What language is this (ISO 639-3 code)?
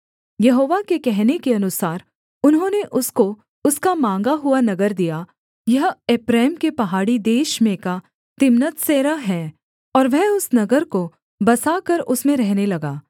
hin